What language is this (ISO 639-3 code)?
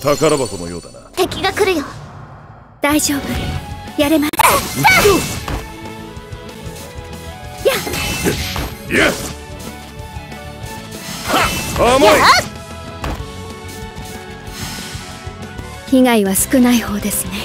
jpn